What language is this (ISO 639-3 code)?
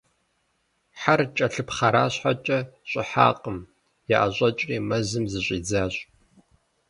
kbd